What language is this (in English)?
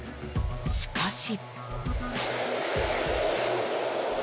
Japanese